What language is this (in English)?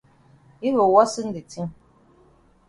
Cameroon Pidgin